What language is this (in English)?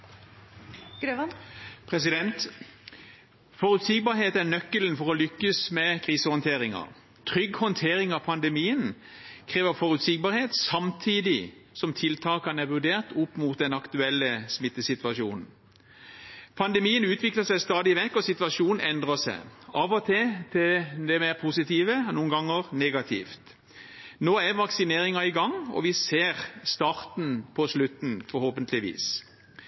Norwegian Bokmål